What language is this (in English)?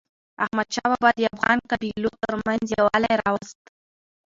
Pashto